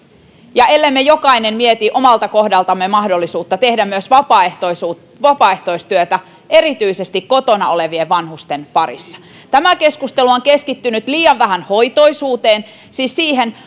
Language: Finnish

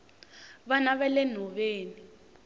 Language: Tsonga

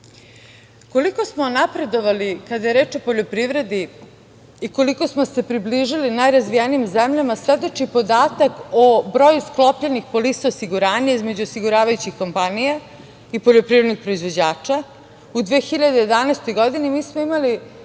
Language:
Serbian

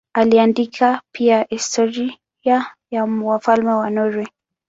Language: Swahili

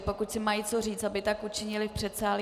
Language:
Czech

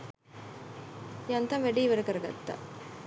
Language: Sinhala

